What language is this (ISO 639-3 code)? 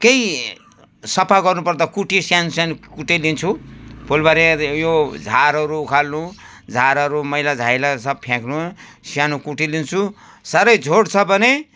nep